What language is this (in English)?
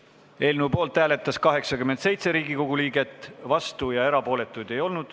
Estonian